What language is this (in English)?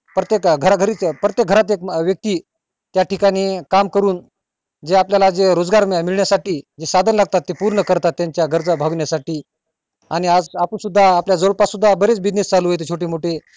Marathi